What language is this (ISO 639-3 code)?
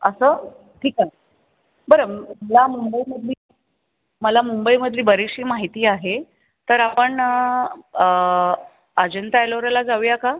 mar